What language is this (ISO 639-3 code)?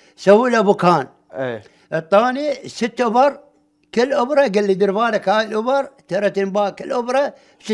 ara